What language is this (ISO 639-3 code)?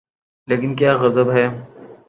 urd